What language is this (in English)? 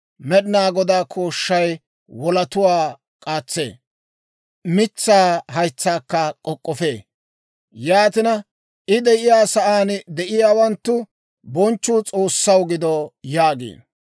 Dawro